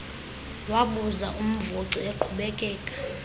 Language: Xhosa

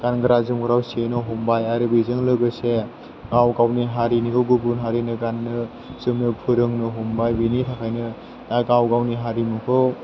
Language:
Bodo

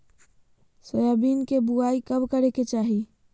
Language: Magahi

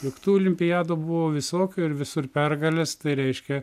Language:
Lithuanian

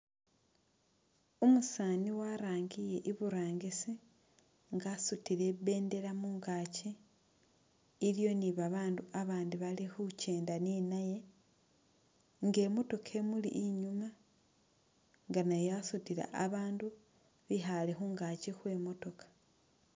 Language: Masaaba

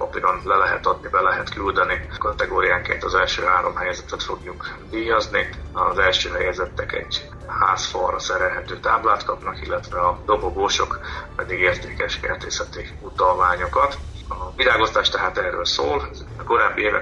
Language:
Hungarian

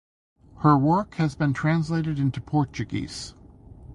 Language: English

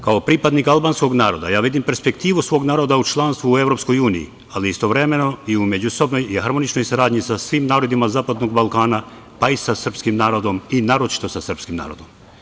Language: Serbian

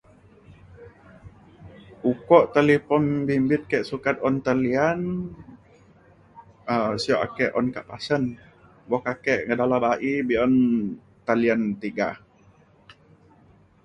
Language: Mainstream Kenyah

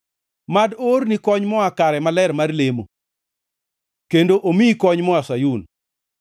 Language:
Luo (Kenya and Tanzania)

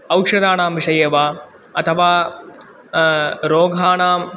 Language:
Sanskrit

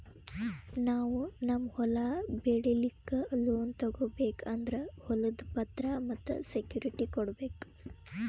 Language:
Kannada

